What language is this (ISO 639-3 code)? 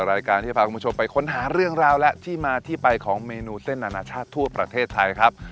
tha